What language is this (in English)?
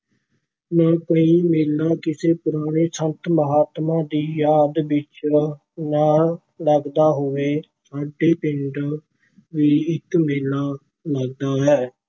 Punjabi